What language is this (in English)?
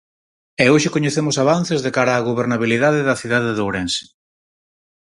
Galician